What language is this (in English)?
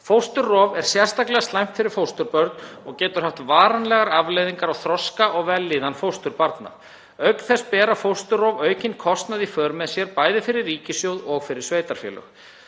Icelandic